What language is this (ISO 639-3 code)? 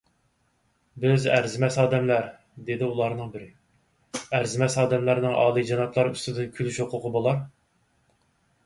uig